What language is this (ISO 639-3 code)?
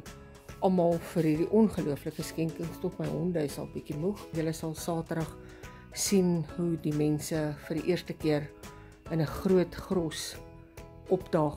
nld